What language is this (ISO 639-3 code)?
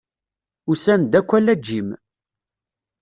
kab